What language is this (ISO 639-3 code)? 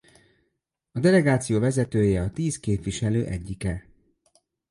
hun